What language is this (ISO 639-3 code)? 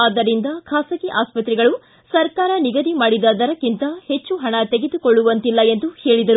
kan